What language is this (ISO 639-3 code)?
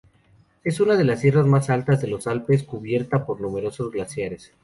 spa